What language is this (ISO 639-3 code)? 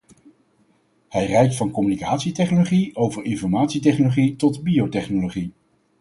nld